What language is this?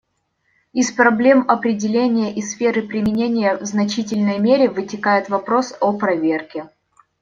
Russian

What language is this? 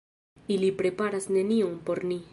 Esperanto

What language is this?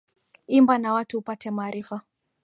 Swahili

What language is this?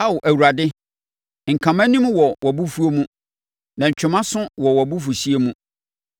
Akan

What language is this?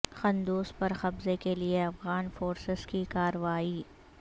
Urdu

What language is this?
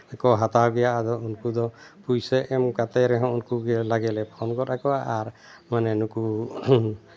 Santali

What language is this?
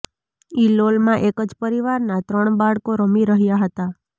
Gujarati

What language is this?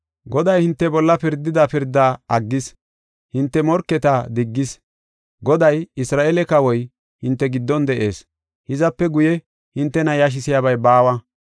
Gofa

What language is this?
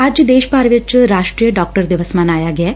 Punjabi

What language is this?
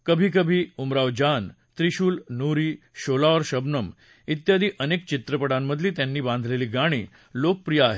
Marathi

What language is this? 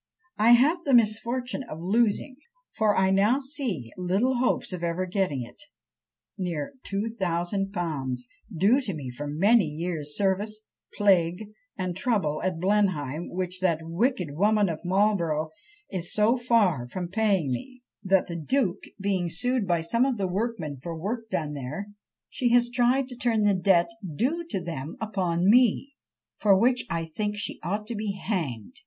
English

